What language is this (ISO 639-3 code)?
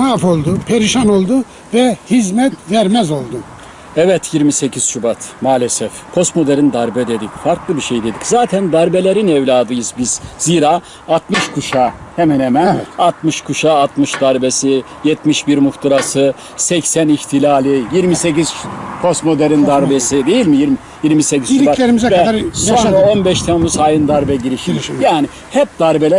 tur